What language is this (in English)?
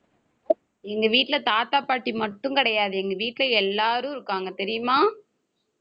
Tamil